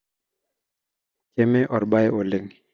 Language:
Masai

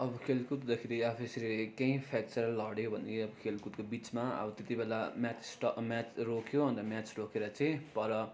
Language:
Nepali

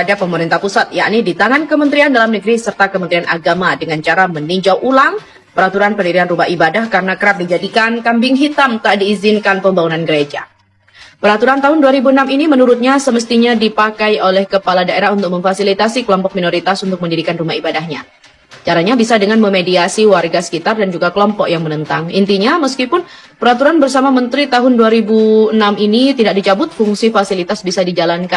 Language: Indonesian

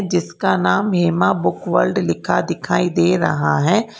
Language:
Hindi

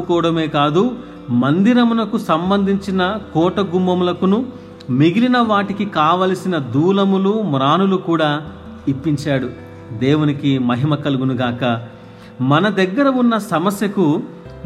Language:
Telugu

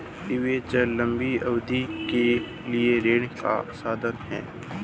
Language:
Hindi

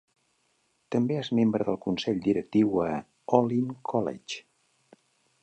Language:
Catalan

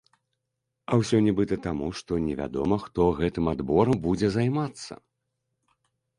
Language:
Belarusian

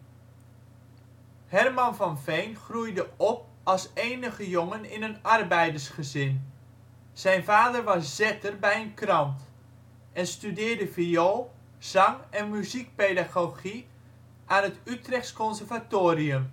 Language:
Dutch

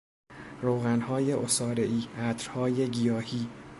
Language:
Persian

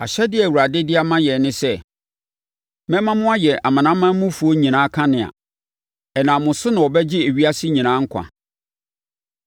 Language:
Akan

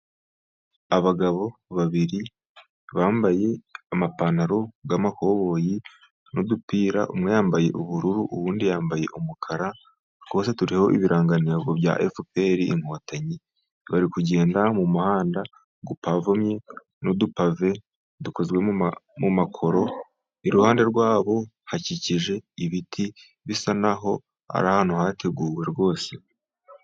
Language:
Kinyarwanda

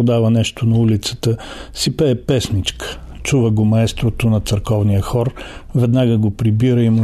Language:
Bulgarian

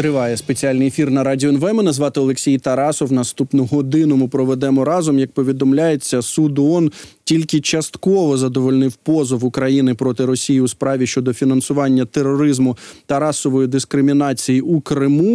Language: Ukrainian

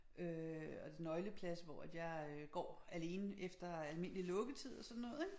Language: Danish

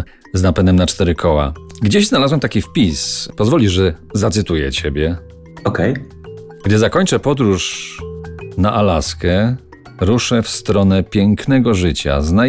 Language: Polish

